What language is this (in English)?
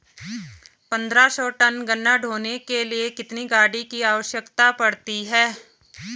Hindi